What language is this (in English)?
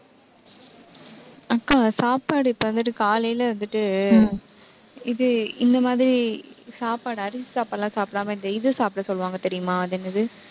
Tamil